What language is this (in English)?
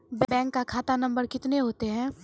Maithili